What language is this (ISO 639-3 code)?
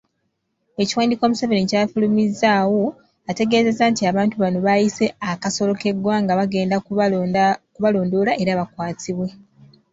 lug